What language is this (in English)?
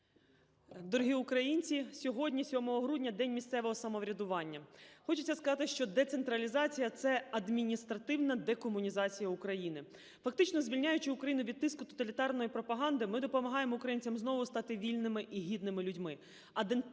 Ukrainian